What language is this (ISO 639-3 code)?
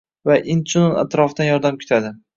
uzb